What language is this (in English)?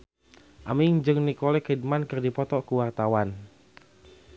Sundanese